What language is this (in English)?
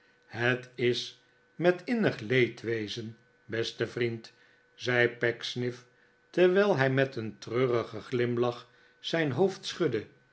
Dutch